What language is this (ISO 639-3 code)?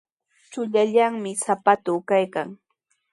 qws